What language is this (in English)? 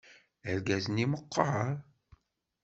Kabyle